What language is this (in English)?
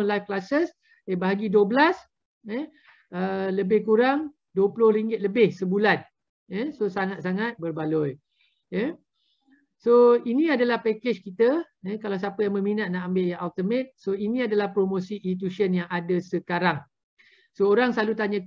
Malay